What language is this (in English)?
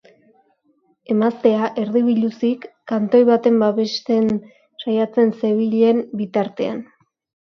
Basque